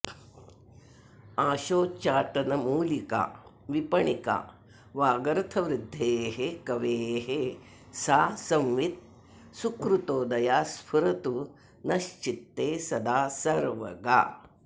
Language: Sanskrit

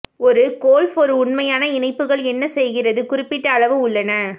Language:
Tamil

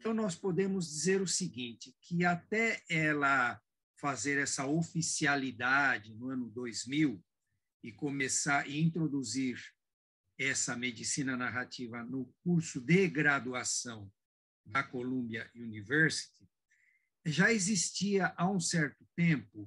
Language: Portuguese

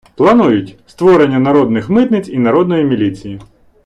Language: Ukrainian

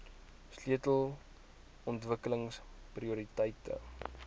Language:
Afrikaans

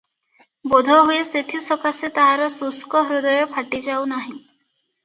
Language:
Odia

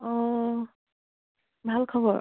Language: Assamese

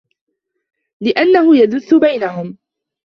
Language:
Arabic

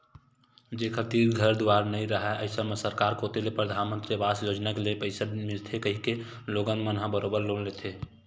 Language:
Chhattisgarhi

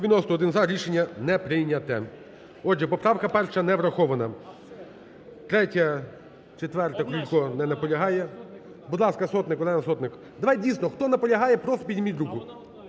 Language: Ukrainian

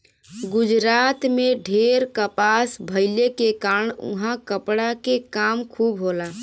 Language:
Bhojpuri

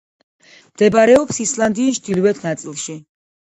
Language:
Georgian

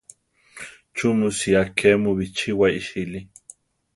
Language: Central Tarahumara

